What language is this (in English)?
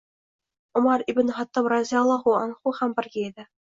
Uzbek